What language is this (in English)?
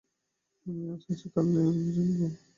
Bangla